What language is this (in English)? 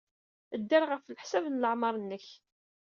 Kabyle